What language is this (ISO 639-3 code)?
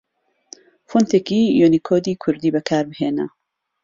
ckb